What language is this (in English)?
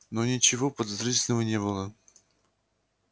Russian